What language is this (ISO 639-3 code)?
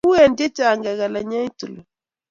kln